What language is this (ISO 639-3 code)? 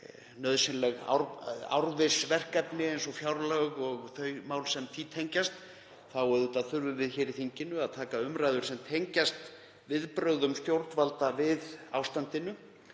isl